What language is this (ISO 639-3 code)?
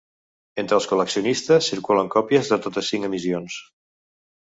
cat